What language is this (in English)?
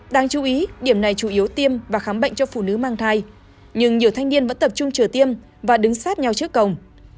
Vietnamese